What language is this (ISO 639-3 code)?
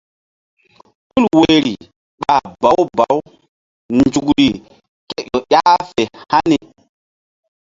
mdd